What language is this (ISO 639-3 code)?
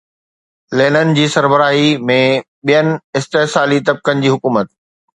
snd